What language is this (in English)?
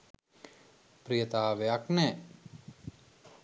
Sinhala